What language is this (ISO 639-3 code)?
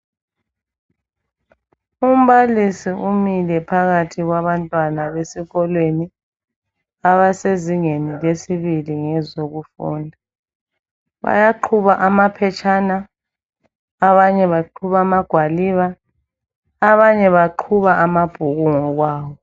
nde